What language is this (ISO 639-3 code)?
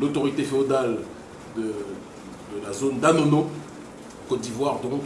fra